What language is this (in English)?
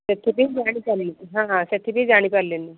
Odia